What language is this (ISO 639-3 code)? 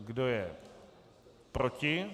ces